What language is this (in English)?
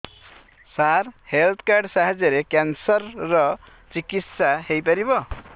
Odia